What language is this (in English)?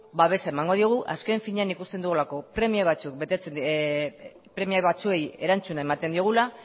Basque